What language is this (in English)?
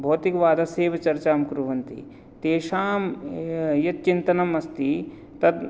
Sanskrit